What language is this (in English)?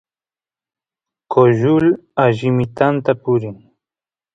Santiago del Estero Quichua